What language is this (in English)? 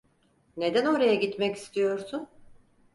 Turkish